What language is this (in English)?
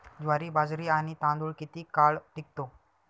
Marathi